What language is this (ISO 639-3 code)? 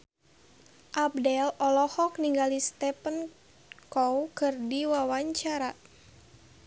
sun